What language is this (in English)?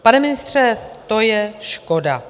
Czech